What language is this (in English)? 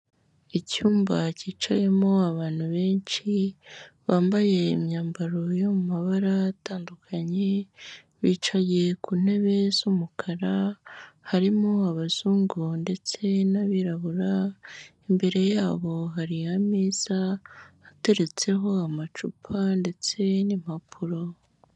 Kinyarwanda